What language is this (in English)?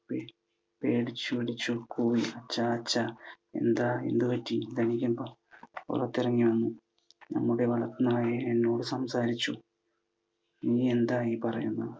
Malayalam